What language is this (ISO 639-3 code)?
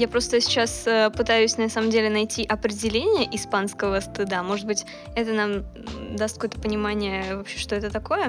rus